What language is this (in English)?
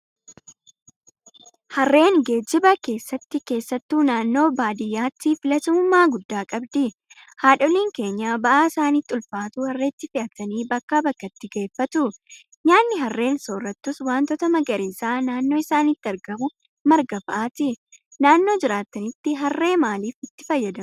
Oromo